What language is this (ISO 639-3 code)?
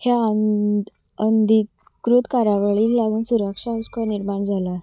kok